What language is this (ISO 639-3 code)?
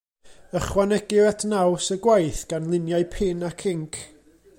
cym